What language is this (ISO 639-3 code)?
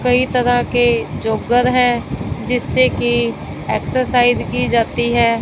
hin